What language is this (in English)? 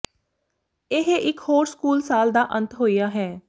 Punjabi